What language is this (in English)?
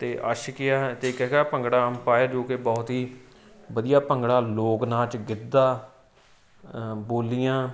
Punjabi